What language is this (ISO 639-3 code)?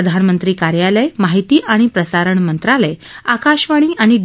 mar